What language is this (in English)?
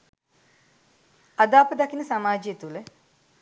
Sinhala